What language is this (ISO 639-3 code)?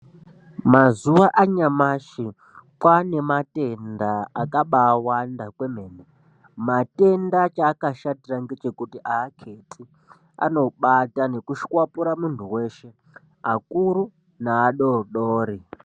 ndc